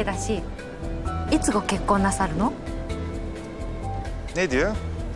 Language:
Turkish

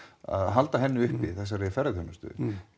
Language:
Icelandic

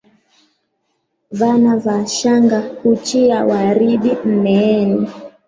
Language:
Swahili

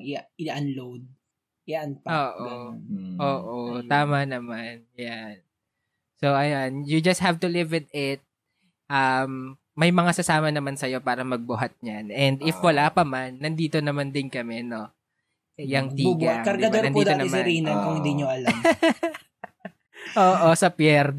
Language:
Filipino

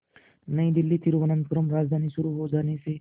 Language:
Hindi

